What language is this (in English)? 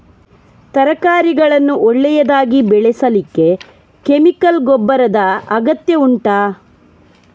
Kannada